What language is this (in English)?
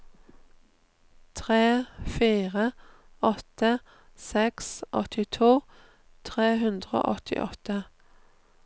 Norwegian